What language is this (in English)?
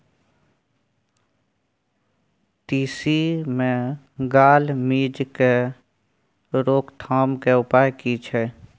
Maithili